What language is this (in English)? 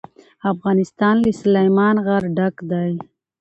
Pashto